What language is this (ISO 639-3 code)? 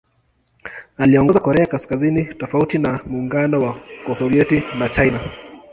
swa